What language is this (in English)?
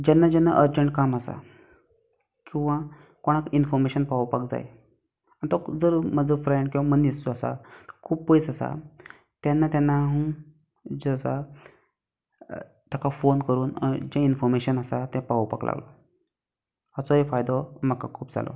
Konkani